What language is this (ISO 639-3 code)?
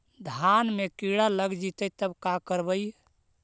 mag